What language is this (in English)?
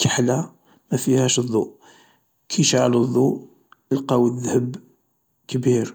Algerian Arabic